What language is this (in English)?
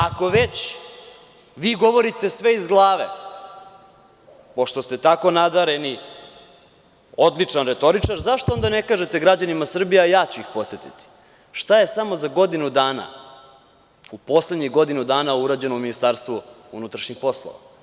Serbian